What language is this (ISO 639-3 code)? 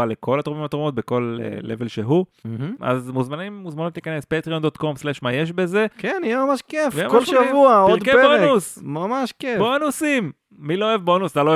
heb